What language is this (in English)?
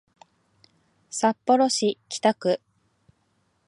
Japanese